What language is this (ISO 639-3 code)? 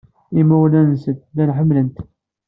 kab